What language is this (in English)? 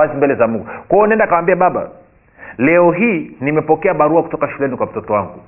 Swahili